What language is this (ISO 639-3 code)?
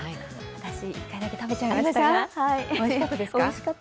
jpn